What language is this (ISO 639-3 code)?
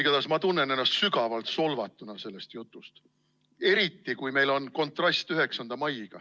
est